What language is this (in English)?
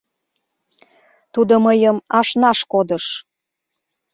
Mari